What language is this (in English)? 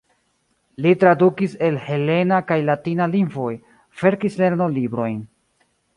Esperanto